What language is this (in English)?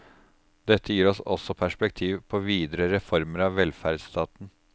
Norwegian